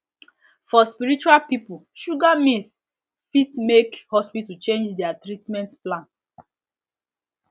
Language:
Nigerian Pidgin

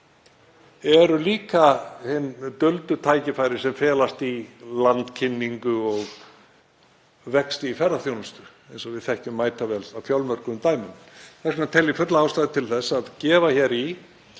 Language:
Icelandic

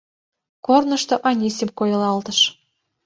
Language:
Mari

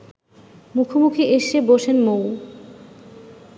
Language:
Bangla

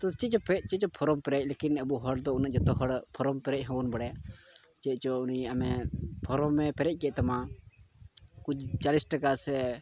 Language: Santali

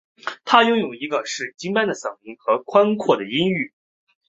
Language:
Chinese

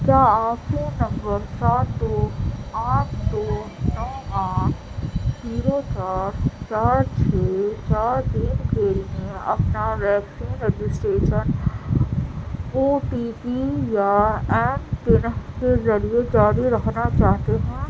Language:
Urdu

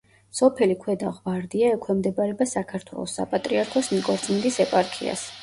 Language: Georgian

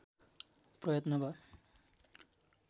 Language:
Nepali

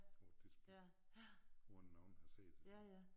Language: Danish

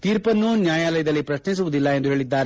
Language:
Kannada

